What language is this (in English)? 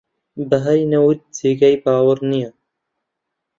Central Kurdish